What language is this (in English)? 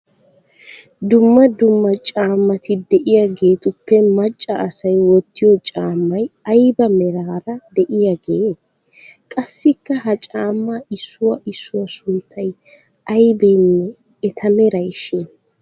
Wolaytta